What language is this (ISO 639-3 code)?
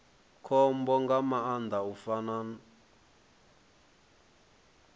ven